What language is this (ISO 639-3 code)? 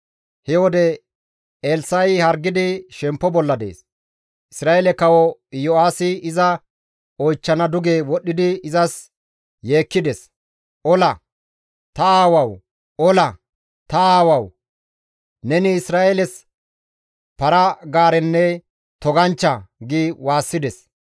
gmv